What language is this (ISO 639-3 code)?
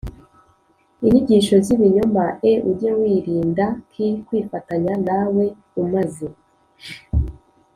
kin